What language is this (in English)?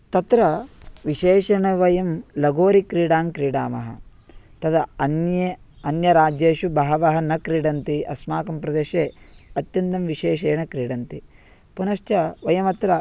Sanskrit